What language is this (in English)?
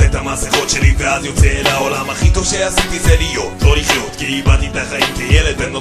Hebrew